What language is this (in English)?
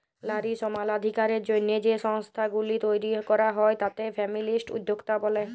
Bangla